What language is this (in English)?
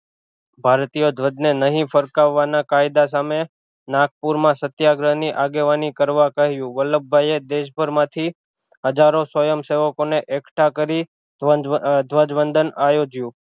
Gujarati